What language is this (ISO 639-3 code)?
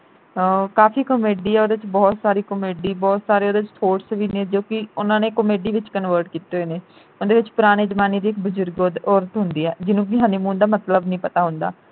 pan